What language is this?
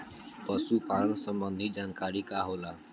Bhojpuri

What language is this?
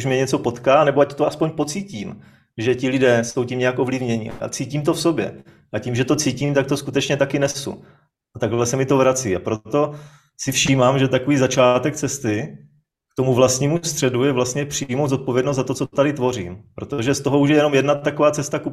Czech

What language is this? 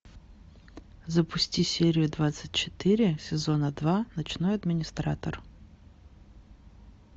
Russian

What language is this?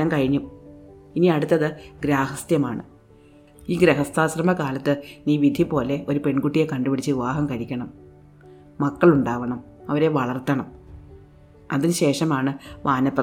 Malayalam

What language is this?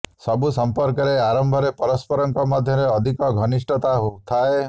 Odia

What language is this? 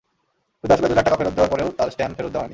Bangla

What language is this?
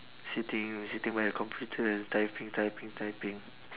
English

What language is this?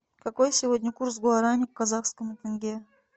Russian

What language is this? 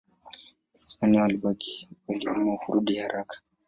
Swahili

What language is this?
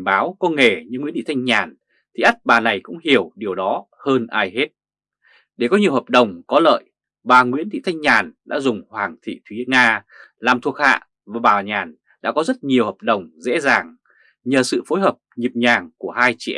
Vietnamese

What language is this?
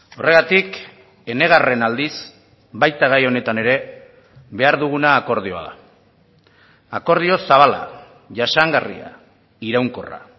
Basque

